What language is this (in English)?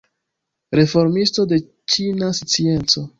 Esperanto